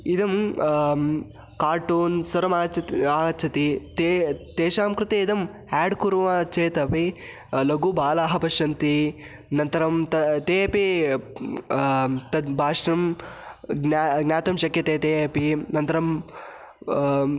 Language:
Sanskrit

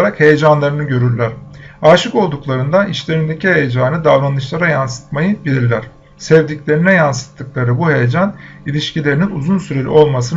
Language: Turkish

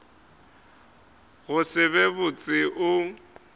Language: Northern Sotho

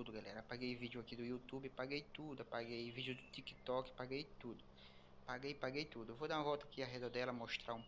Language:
Portuguese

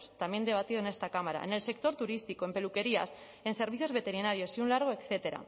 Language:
Spanish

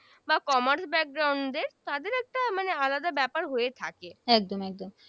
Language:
Bangla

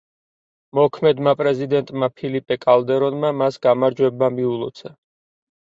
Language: Georgian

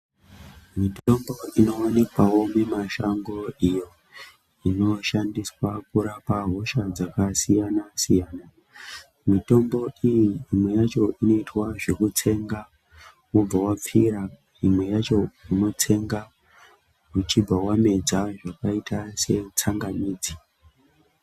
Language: Ndau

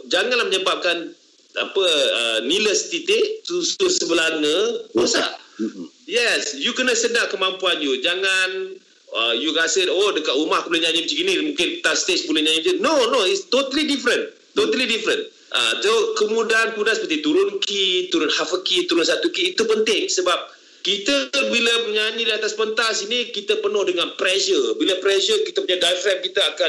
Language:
Malay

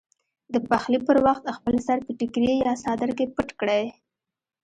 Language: Pashto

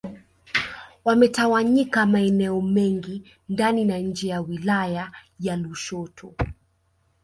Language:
Swahili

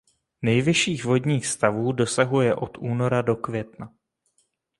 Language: Czech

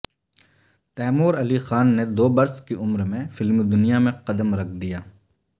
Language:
Urdu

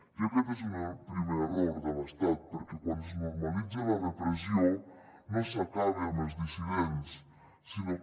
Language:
Catalan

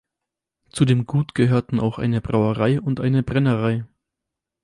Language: German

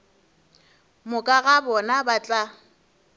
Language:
Northern Sotho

